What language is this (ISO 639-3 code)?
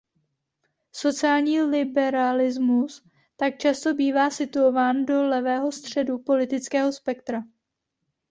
ces